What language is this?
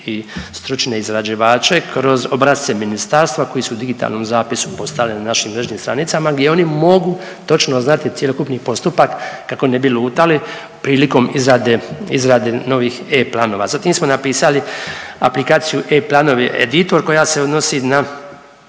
Croatian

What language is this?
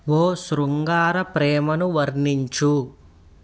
Telugu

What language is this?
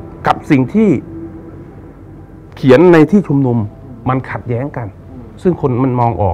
Thai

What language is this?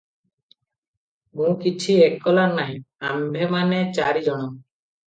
Odia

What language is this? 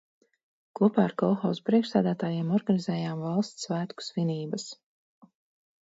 Latvian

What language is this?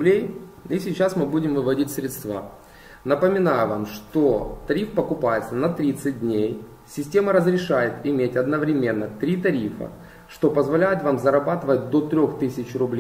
Russian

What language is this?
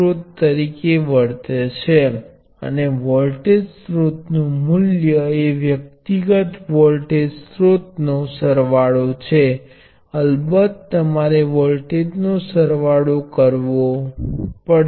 Gujarati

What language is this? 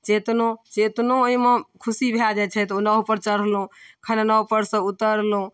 Maithili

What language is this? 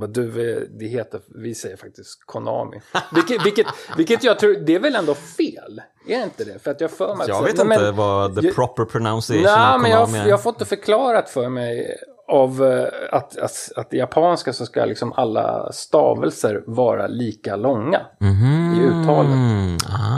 Swedish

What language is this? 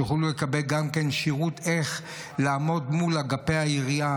Hebrew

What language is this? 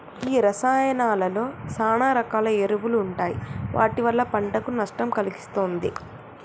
Telugu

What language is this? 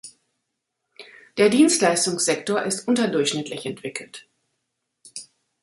German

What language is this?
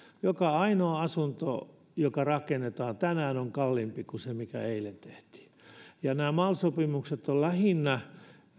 Finnish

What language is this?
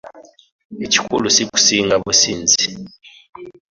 Ganda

